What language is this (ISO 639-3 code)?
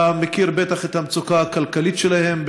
heb